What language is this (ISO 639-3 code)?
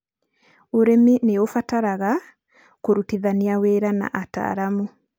kik